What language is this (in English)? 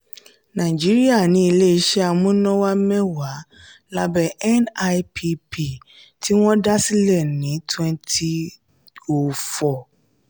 Yoruba